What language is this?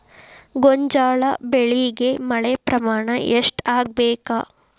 Kannada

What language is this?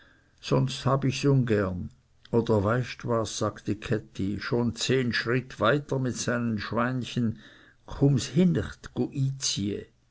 German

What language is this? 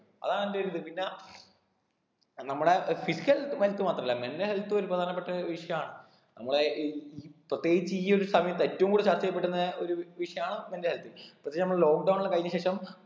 Malayalam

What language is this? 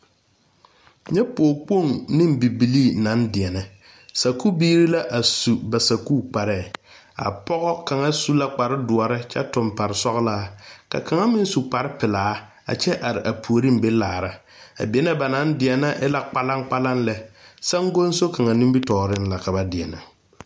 Southern Dagaare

